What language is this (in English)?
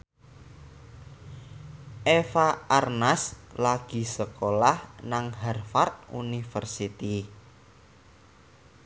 Javanese